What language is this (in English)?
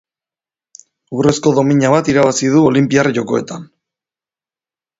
Basque